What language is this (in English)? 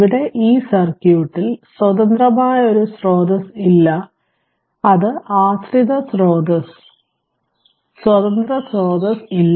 Malayalam